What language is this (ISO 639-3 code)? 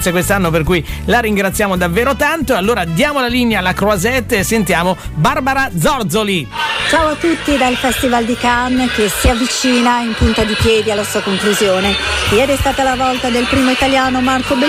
ita